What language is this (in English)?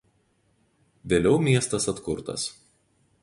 Lithuanian